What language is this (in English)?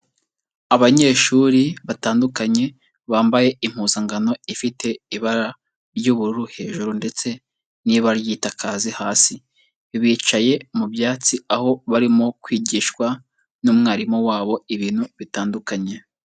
Kinyarwanda